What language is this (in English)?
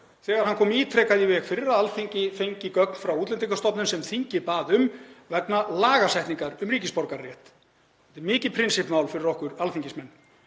Icelandic